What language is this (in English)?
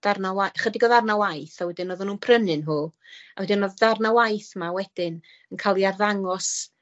Welsh